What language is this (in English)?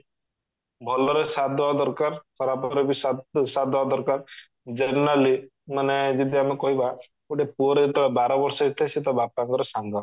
Odia